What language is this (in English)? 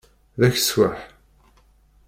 Kabyle